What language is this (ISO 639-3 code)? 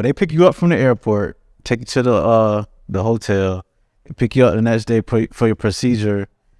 eng